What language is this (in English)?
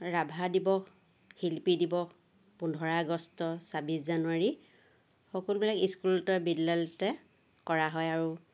Assamese